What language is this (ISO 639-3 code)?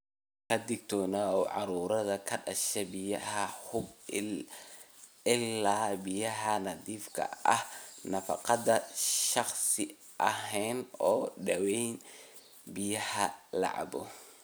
som